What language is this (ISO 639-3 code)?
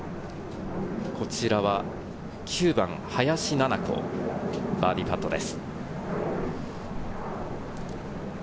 jpn